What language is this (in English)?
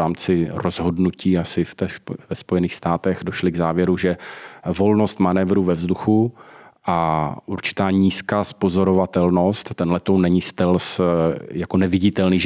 Czech